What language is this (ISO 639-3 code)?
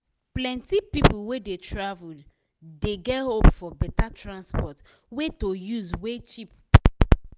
pcm